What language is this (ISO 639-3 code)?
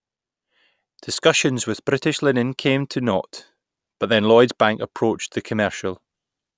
eng